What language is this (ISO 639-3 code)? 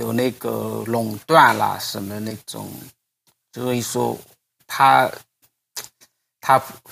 zho